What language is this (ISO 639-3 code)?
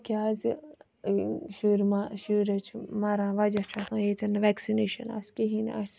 kas